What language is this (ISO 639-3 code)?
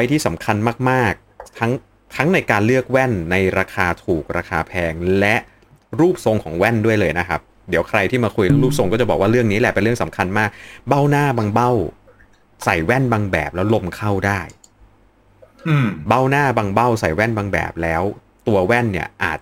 tha